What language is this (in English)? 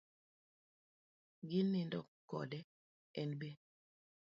Luo (Kenya and Tanzania)